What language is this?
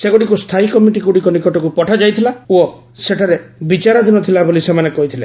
Odia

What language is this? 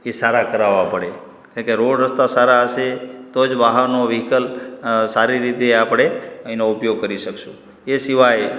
Gujarati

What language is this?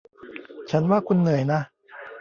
Thai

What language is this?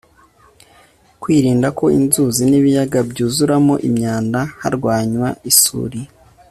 Kinyarwanda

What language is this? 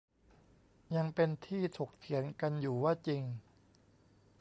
Thai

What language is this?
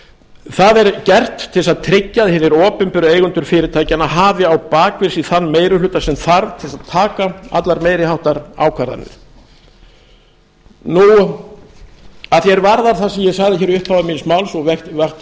Icelandic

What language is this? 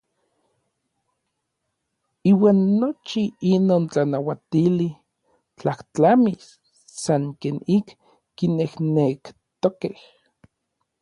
Orizaba Nahuatl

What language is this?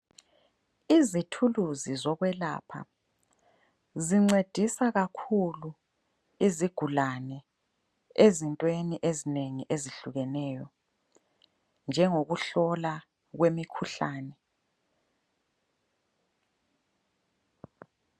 North Ndebele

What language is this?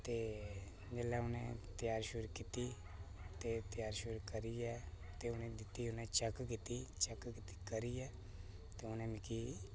Dogri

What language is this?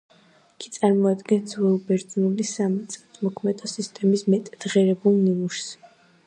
Georgian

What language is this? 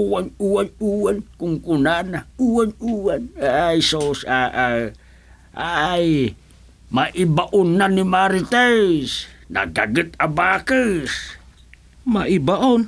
Filipino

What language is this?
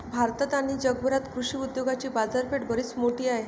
Marathi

